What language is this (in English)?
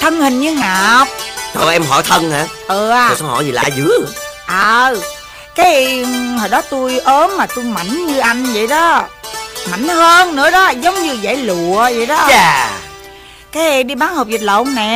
Vietnamese